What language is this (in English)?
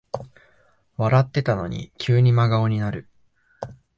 Japanese